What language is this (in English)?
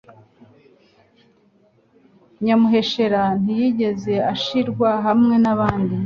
Kinyarwanda